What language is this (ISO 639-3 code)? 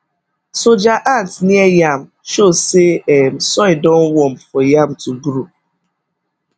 pcm